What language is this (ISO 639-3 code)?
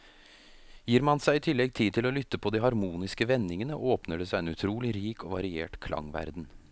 nor